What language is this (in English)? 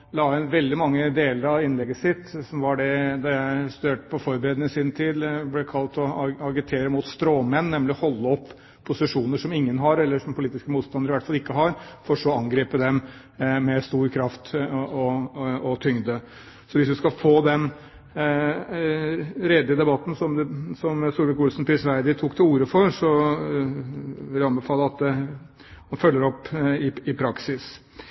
Norwegian Bokmål